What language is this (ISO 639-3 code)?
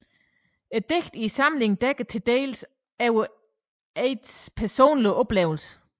dan